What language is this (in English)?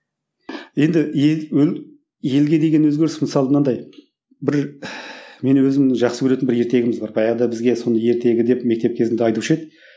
Kazakh